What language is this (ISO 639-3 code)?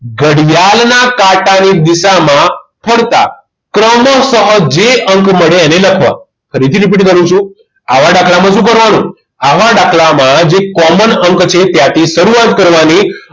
guj